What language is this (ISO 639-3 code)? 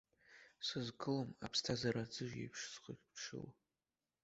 abk